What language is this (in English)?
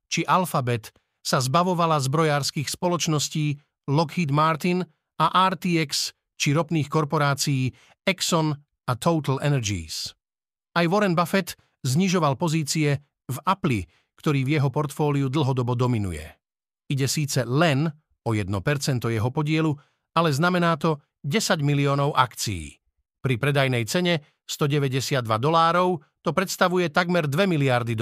Slovak